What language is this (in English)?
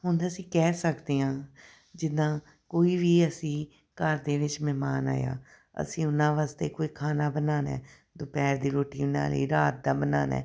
Punjabi